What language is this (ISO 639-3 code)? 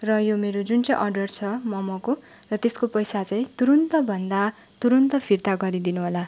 nep